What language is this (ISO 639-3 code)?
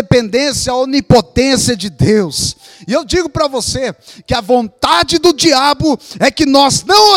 por